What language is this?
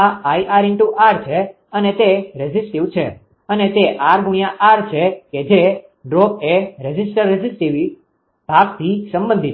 Gujarati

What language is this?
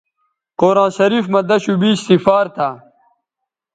Bateri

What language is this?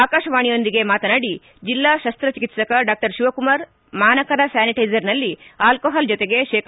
Kannada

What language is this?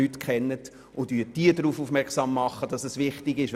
Swiss German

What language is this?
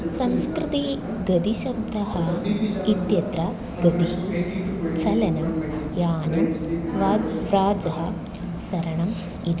Sanskrit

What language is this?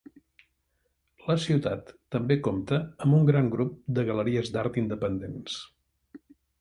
Catalan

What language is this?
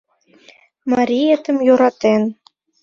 Mari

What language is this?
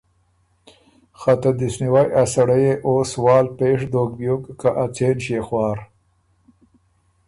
Ormuri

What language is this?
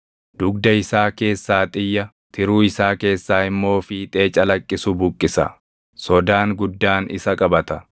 Oromo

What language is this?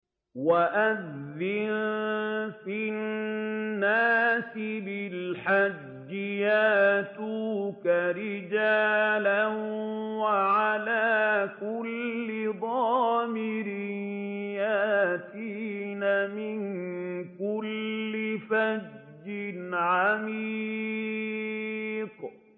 Arabic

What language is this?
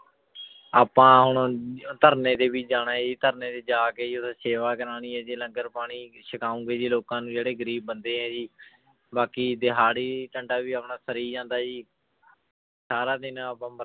Punjabi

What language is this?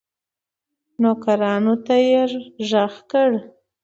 Pashto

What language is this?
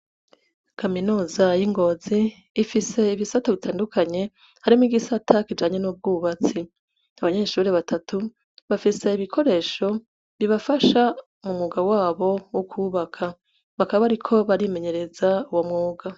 Rundi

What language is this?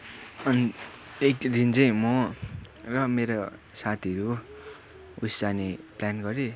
Nepali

